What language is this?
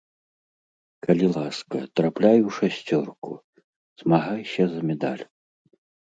Belarusian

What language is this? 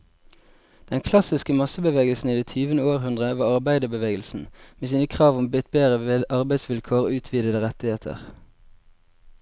Norwegian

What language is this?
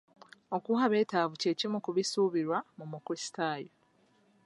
Ganda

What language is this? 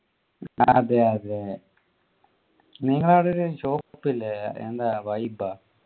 Malayalam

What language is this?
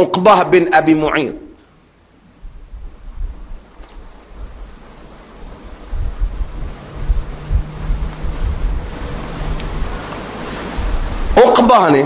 Malay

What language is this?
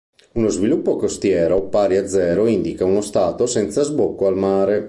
Italian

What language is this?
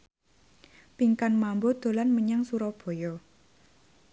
Javanese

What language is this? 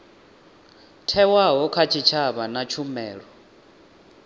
Venda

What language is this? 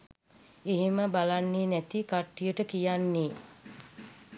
Sinhala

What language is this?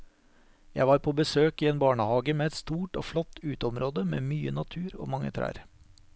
Norwegian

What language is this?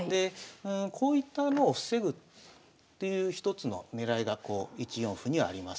Japanese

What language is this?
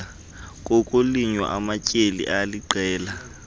Xhosa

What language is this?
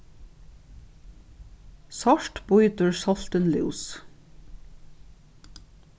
Faroese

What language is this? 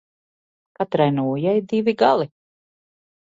Latvian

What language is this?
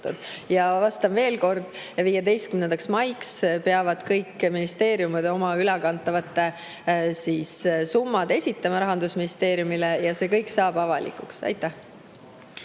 Estonian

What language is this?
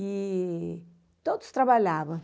Portuguese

